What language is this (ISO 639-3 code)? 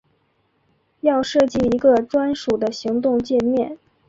zho